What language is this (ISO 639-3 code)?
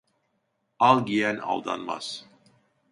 tur